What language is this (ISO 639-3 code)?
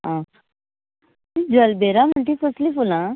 kok